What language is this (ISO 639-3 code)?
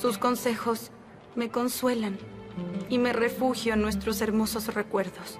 spa